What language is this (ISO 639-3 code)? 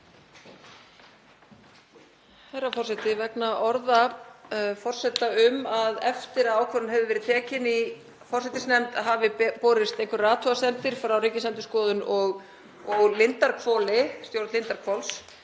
isl